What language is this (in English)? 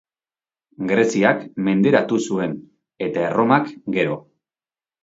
Basque